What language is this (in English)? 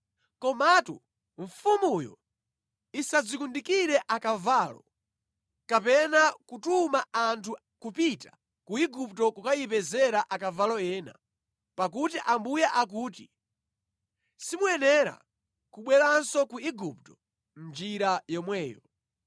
Nyanja